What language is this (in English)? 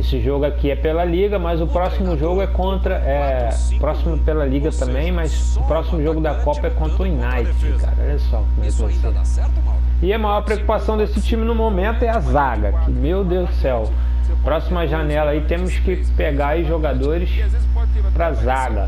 Portuguese